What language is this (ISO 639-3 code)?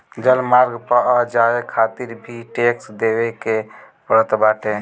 bho